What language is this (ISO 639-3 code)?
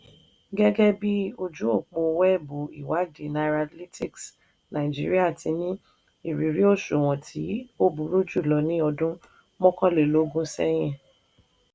yor